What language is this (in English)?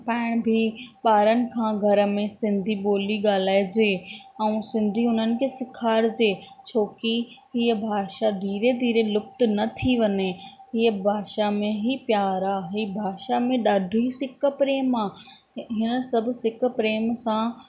Sindhi